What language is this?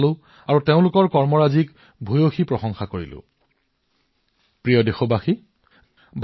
Assamese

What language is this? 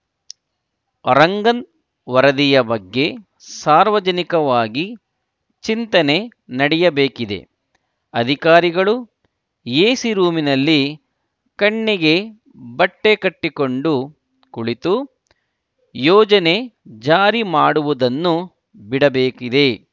Kannada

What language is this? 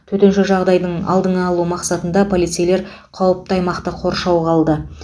Kazakh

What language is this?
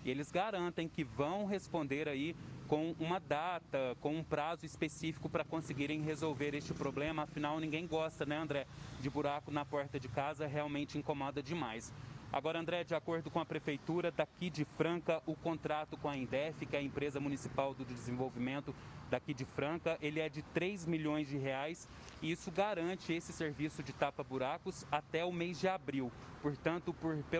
Portuguese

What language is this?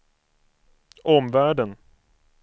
Swedish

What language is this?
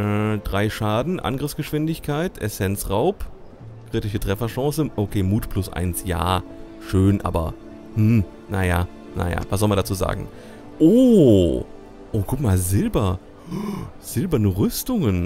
German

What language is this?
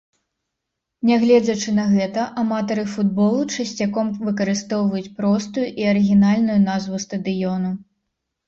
Belarusian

